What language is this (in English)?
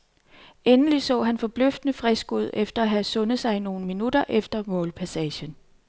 Danish